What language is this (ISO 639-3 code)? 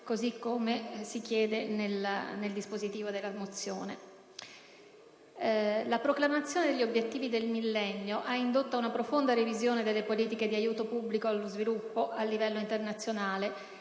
ita